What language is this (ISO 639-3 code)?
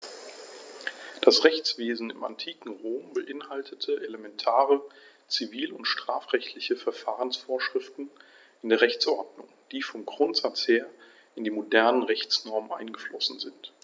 deu